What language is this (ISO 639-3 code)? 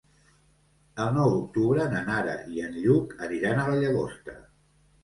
cat